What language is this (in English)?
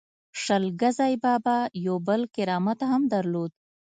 Pashto